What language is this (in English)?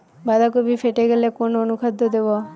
Bangla